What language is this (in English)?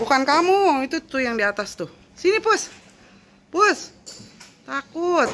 Indonesian